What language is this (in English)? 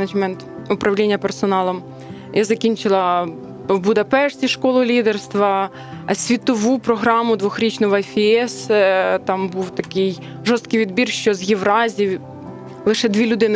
Ukrainian